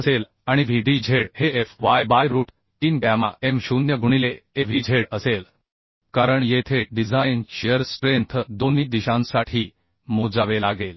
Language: Marathi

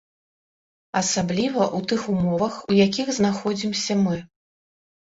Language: Belarusian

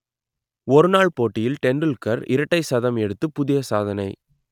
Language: Tamil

